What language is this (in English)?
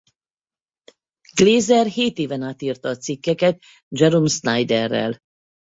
Hungarian